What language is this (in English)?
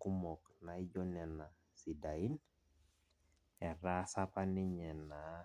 Masai